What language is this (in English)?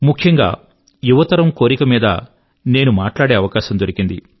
Telugu